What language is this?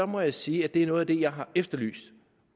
Danish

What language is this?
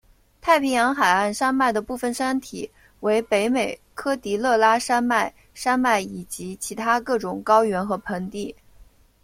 Chinese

